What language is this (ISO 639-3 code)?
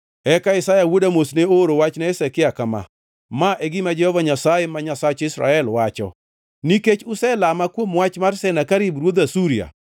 luo